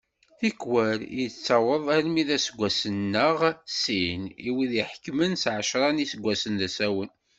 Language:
Kabyle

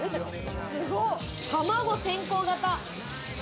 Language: Japanese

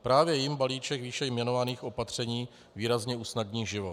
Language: Czech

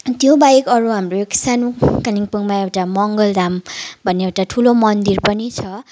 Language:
Nepali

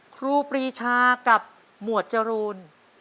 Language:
Thai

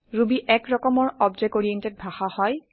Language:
Assamese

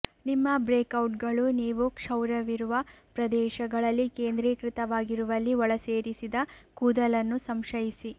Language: Kannada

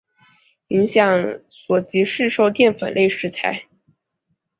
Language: Chinese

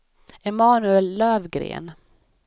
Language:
Swedish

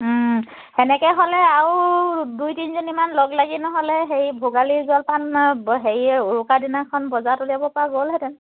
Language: Assamese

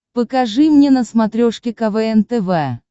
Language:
Russian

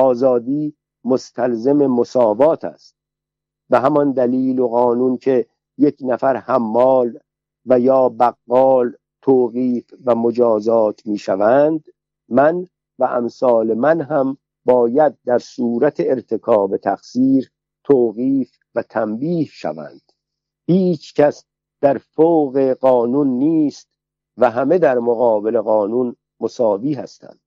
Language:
Persian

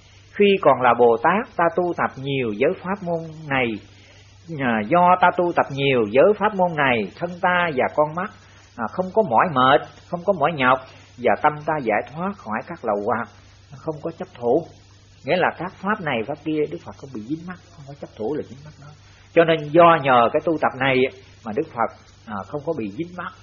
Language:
Vietnamese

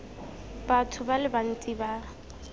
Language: Tswana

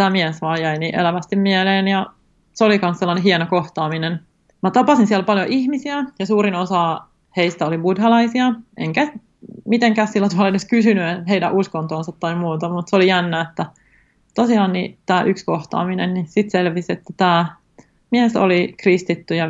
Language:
Finnish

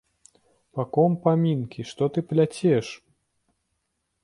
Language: Belarusian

